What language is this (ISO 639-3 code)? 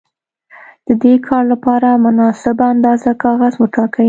pus